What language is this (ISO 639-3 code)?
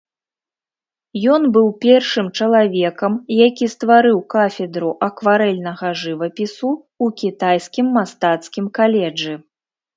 bel